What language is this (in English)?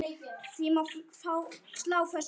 Icelandic